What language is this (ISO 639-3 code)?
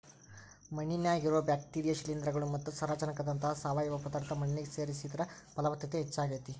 kan